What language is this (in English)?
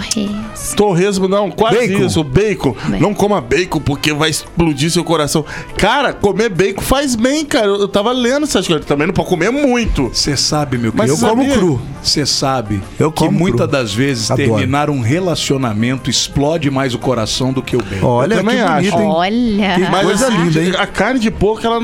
Portuguese